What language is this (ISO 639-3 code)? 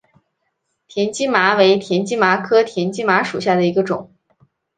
zho